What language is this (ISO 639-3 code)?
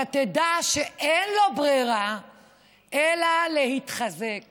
heb